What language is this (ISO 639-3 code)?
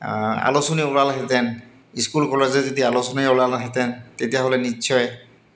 asm